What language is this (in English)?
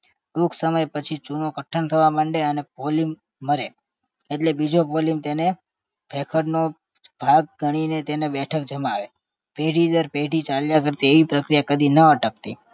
Gujarati